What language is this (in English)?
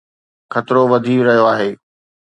Sindhi